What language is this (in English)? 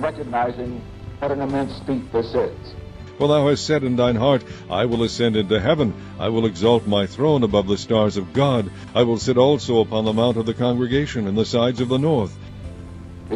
English